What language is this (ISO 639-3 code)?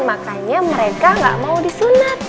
ind